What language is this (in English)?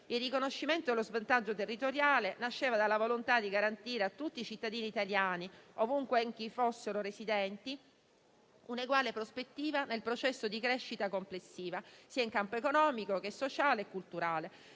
Italian